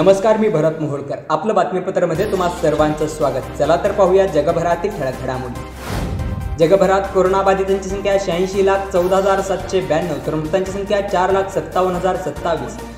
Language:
Marathi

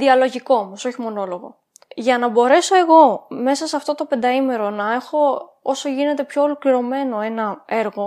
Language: Greek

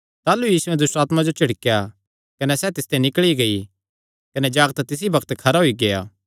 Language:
Kangri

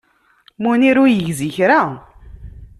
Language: Kabyle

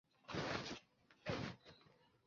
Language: Chinese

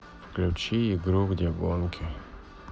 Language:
Russian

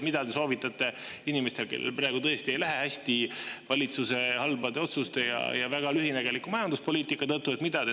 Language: Estonian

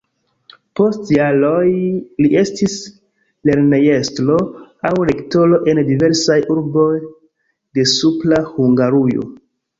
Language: Esperanto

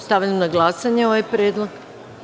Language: Serbian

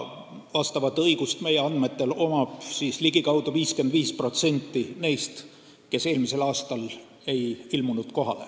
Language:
Estonian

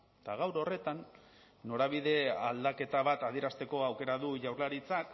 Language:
Basque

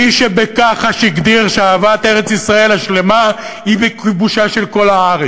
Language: Hebrew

